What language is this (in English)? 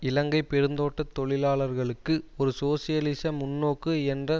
Tamil